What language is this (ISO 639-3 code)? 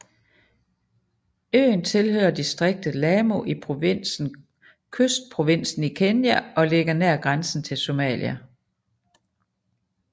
dan